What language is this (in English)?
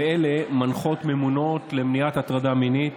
Hebrew